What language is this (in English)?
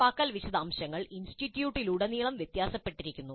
Malayalam